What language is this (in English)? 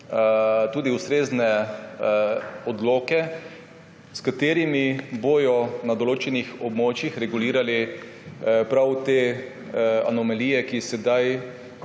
Slovenian